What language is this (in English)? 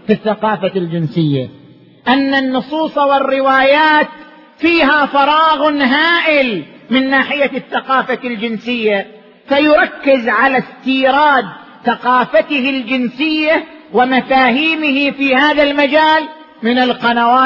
Arabic